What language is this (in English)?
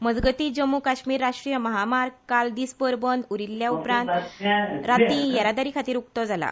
Konkani